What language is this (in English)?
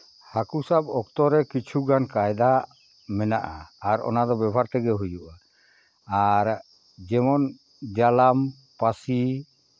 Santali